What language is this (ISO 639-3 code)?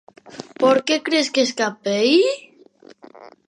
glg